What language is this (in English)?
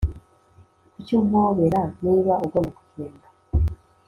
Kinyarwanda